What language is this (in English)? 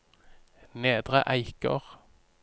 Norwegian